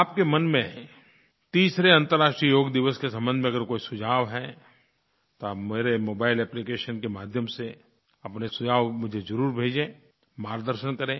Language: Hindi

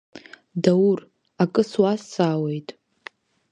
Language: Abkhazian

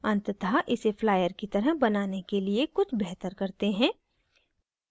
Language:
Hindi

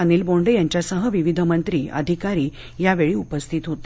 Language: Marathi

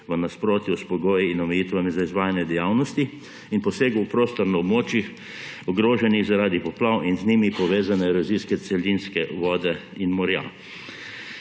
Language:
Slovenian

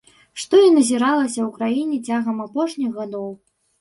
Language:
Belarusian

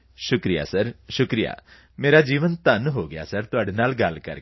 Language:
Punjabi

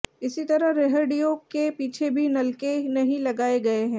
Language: Hindi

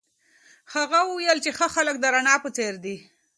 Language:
Pashto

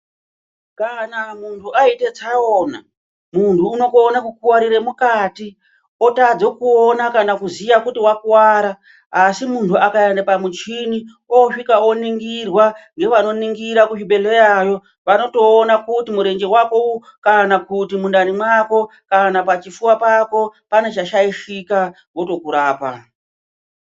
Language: Ndau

